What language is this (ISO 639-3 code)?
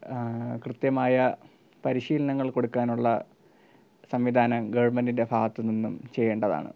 mal